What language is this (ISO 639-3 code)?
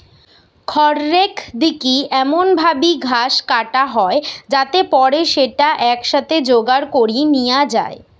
ben